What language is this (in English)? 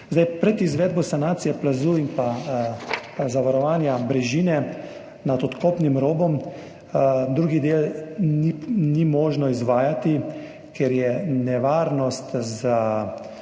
Slovenian